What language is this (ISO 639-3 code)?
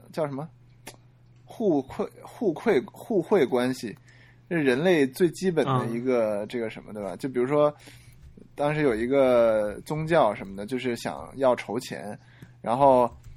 zho